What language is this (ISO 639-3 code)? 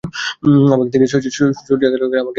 ben